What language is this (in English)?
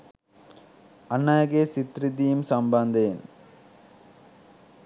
Sinhala